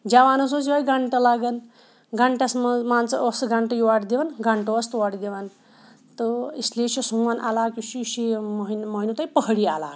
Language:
Kashmiri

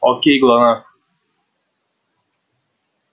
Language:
Russian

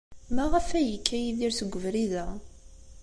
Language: Kabyle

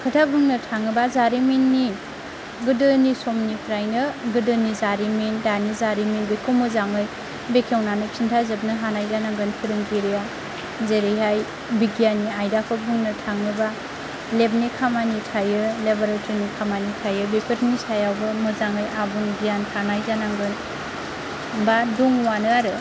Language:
Bodo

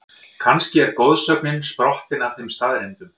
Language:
Icelandic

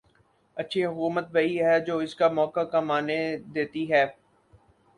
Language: Urdu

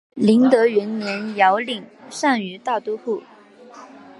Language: Chinese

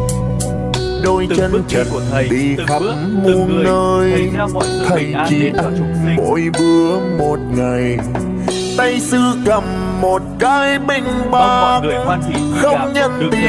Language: Vietnamese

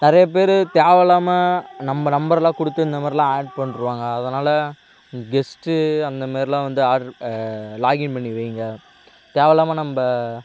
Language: Tamil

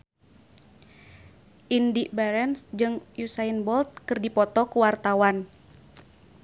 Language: Sundanese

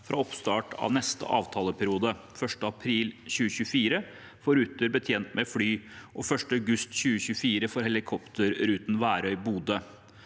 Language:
Norwegian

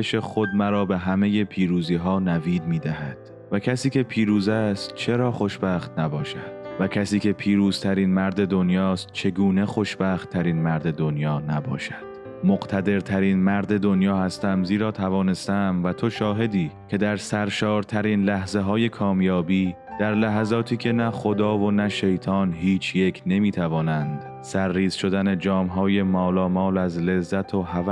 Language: Persian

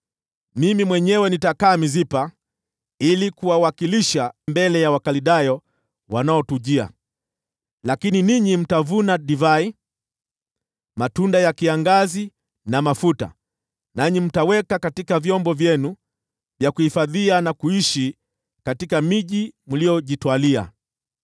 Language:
Swahili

